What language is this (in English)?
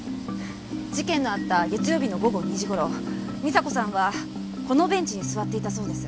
Japanese